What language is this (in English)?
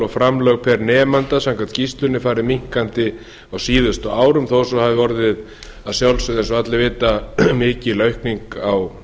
Icelandic